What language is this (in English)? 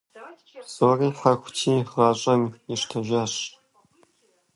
Kabardian